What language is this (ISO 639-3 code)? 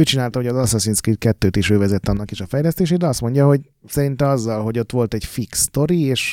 hun